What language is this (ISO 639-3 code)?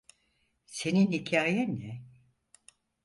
tur